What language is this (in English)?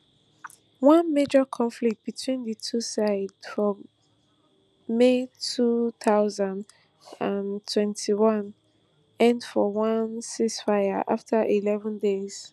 Nigerian Pidgin